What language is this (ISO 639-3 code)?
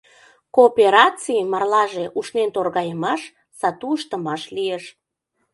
chm